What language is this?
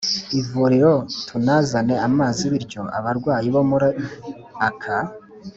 Kinyarwanda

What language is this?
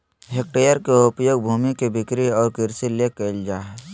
Magahi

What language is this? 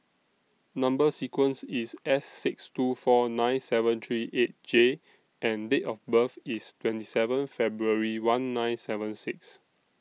English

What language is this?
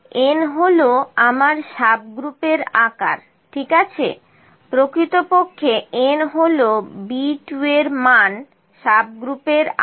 Bangla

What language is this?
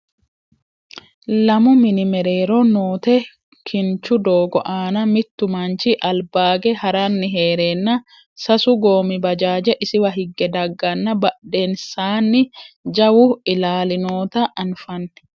Sidamo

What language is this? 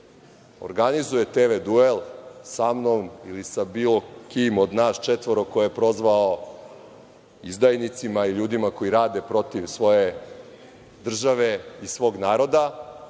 Serbian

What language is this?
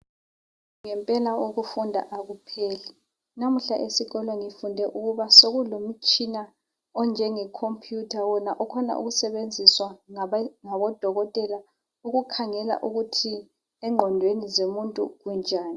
North Ndebele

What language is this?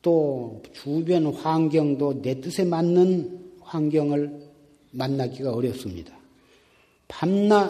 Korean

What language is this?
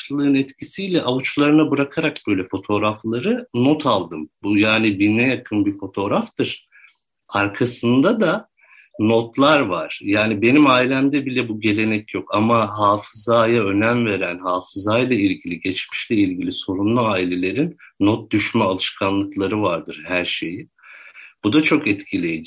Turkish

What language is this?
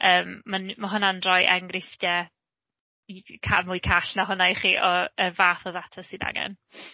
Welsh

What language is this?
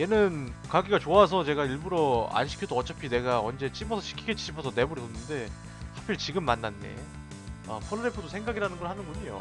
Korean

